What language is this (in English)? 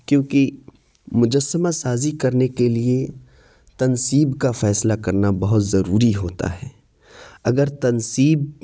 Urdu